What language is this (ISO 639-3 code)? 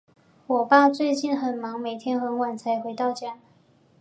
zho